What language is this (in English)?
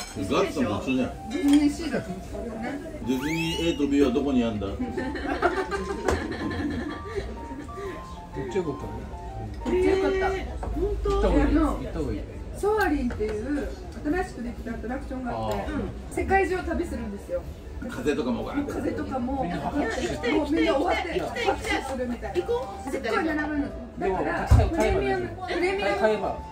Japanese